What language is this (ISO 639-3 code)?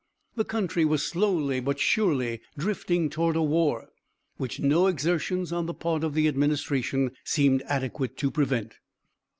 eng